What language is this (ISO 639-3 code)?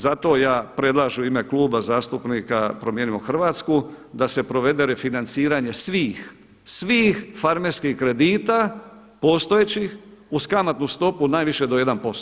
hrv